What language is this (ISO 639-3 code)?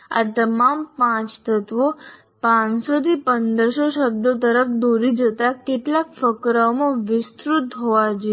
guj